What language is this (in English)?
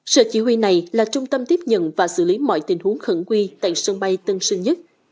Vietnamese